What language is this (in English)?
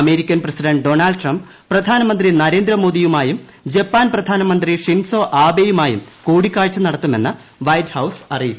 Malayalam